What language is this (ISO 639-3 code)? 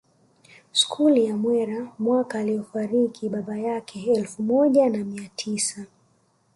swa